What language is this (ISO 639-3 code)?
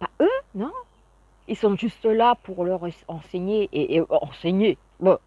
fra